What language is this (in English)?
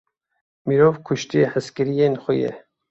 Kurdish